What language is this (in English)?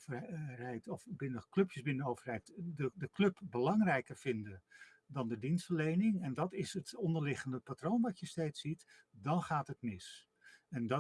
Dutch